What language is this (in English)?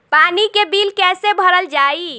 Bhojpuri